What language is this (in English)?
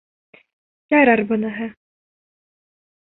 Bashkir